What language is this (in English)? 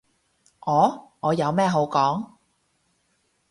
Cantonese